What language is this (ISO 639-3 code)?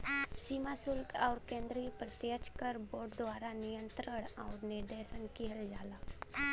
bho